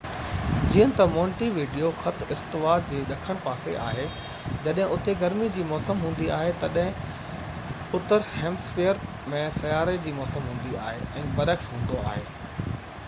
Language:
Sindhi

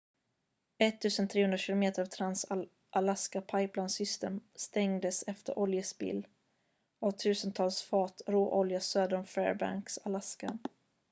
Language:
Swedish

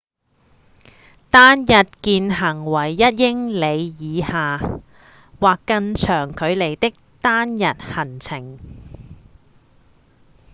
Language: Cantonese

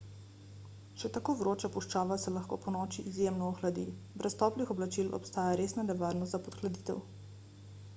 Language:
Slovenian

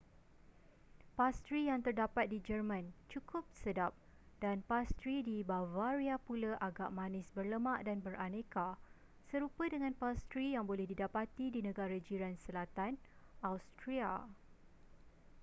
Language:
Malay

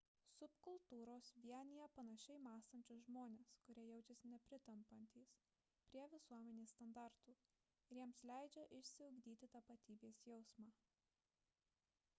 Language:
Lithuanian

